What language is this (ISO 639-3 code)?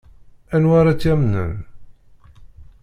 kab